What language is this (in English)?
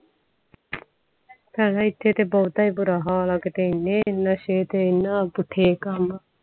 Punjabi